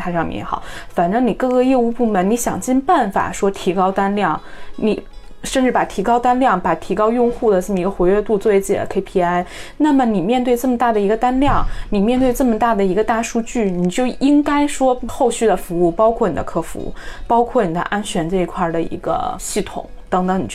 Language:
Chinese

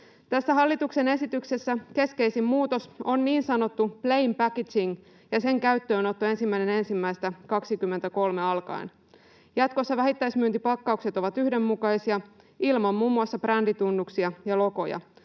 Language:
Finnish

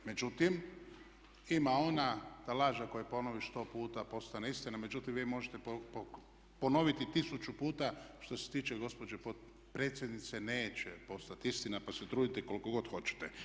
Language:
Croatian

